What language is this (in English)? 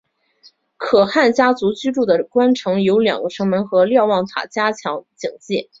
Chinese